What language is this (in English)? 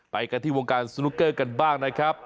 Thai